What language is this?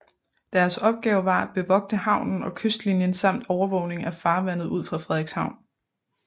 Danish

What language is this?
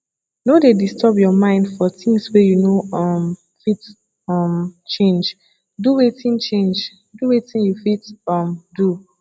Nigerian Pidgin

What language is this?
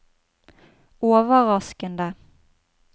Norwegian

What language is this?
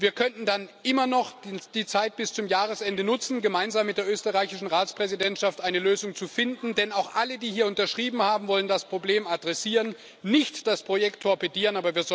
German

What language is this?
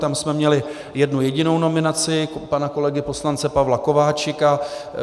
Czech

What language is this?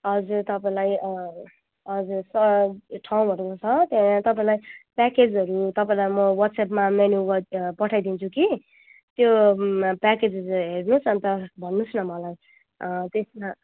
Nepali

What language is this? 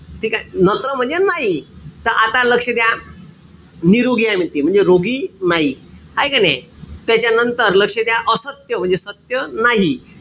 Marathi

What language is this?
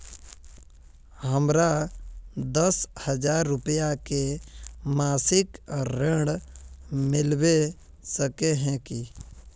Magahi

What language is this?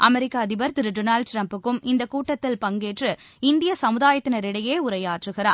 Tamil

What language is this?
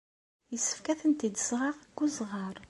Kabyle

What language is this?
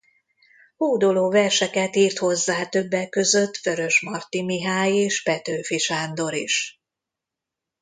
Hungarian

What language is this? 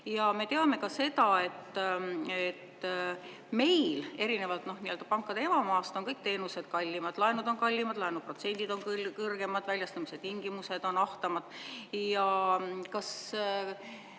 Estonian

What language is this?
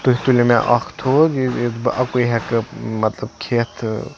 Kashmiri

